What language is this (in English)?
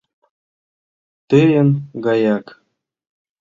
Mari